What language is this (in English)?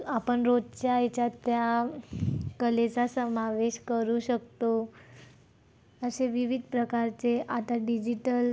Marathi